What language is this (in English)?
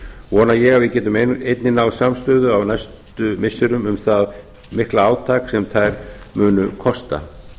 Icelandic